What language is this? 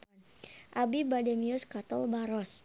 Sundanese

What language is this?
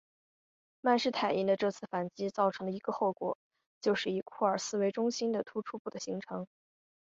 Chinese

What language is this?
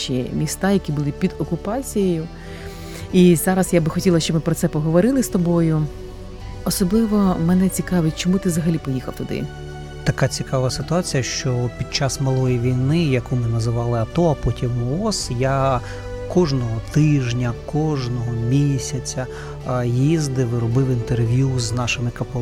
Ukrainian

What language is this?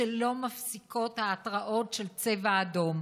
Hebrew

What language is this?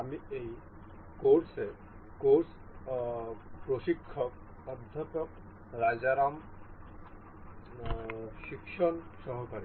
Bangla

